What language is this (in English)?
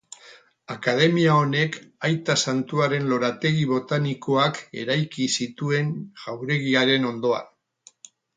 Basque